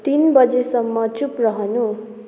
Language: Nepali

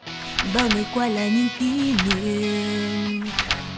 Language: Vietnamese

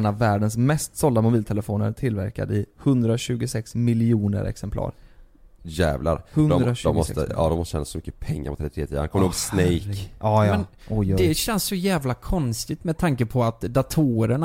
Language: Swedish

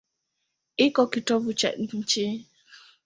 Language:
Swahili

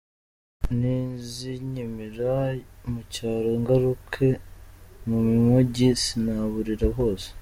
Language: Kinyarwanda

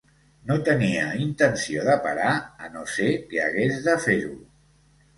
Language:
Catalan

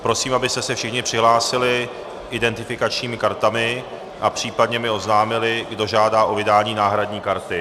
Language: Czech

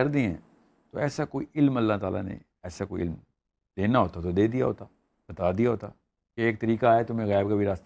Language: Urdu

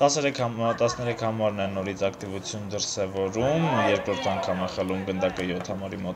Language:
Romanian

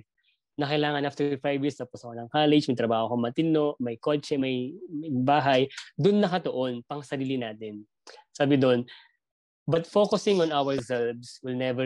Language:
Filipino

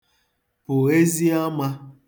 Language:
Igbo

